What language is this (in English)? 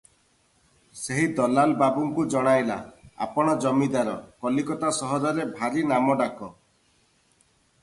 Odia